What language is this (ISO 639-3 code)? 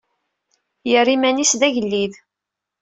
kab